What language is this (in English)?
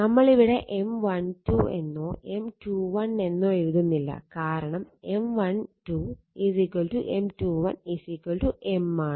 Malayalam